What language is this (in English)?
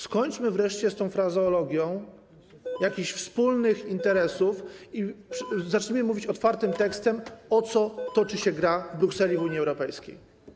Polish